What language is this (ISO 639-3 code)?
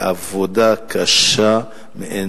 heb